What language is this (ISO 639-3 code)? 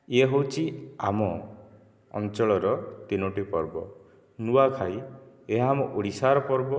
ori